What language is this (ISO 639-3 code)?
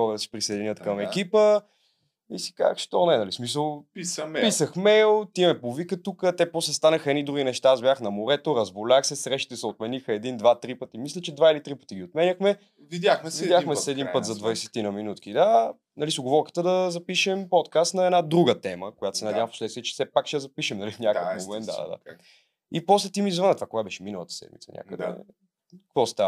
bul